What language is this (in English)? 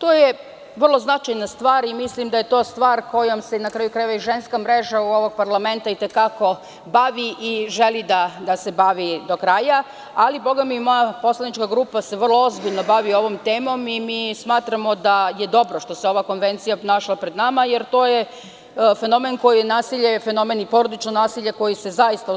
Serbian